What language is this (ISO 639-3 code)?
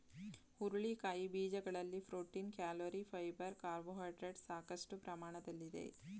kan